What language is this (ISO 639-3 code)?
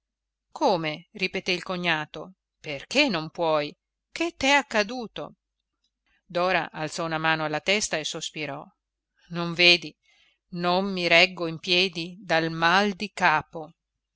ita